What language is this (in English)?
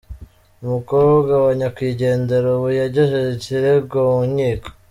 Kinyarwanda